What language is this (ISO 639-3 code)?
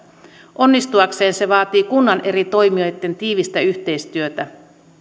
fin